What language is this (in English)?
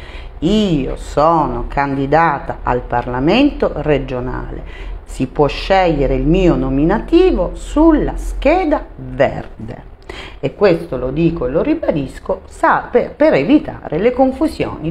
Italian